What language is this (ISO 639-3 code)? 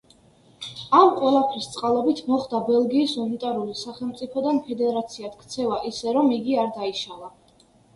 kat